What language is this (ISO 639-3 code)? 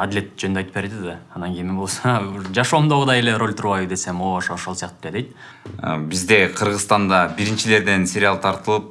tur